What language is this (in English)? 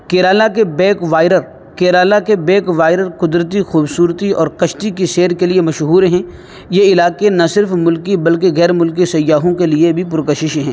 Urdu